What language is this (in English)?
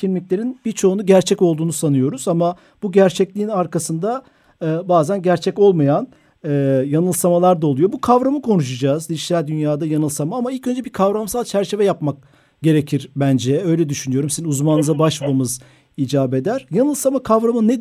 Turkish